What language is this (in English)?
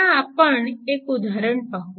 Marathi